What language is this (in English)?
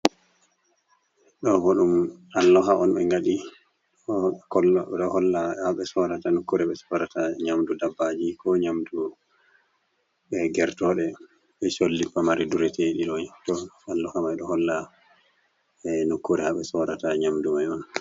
Fula